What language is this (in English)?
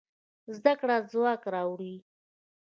Pashto